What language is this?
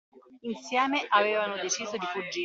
Italian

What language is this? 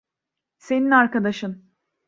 Turkish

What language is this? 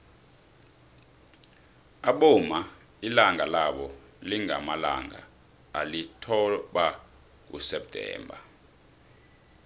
South Ndebele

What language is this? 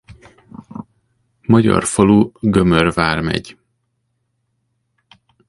Hungarian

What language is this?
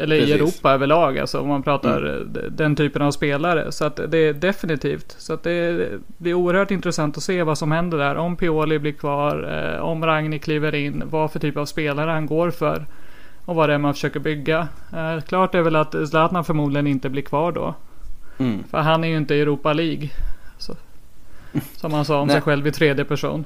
Swedish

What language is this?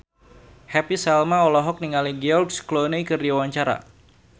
Sundanese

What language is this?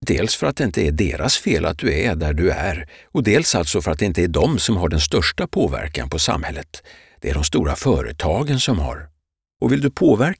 Swedish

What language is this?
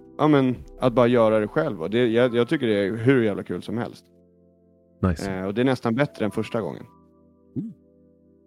Swedish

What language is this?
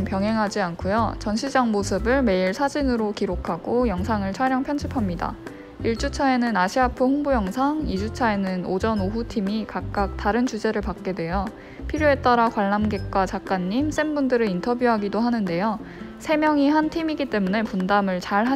Korean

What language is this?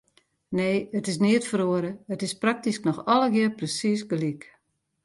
Western Frisian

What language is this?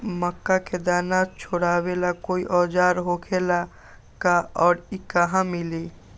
Magahi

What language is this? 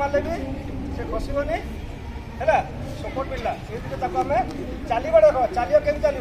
Arabic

